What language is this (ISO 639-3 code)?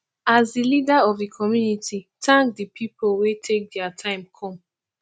pcm